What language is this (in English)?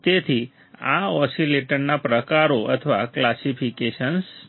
Gujarati